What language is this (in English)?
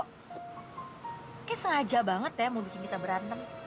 Indonesian